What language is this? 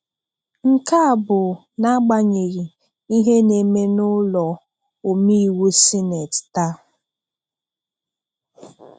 Igbo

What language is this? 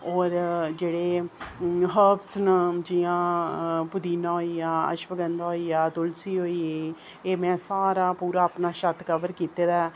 Dogri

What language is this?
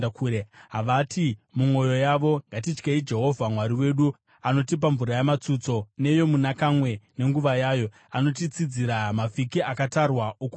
Shona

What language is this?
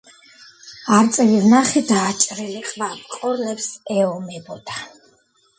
Georgian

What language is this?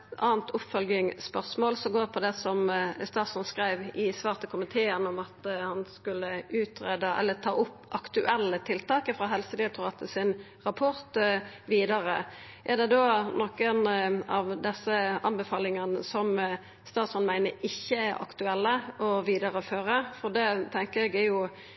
Norwegian Nynorsk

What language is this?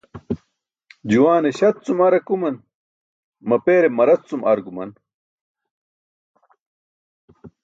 Burushaski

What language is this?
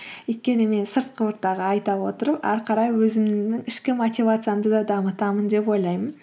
Kazakh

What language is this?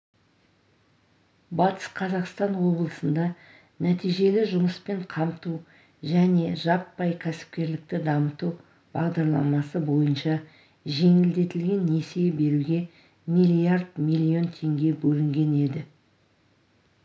Kazakh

